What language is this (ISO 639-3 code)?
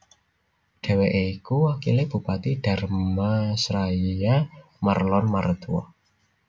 jav